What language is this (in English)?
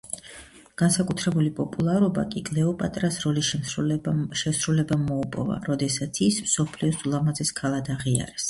Georgian